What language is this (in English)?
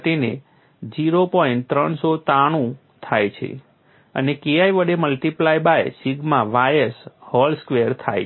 Gujarati